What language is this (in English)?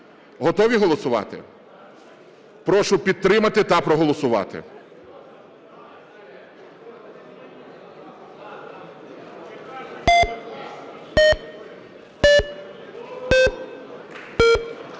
Ukrainian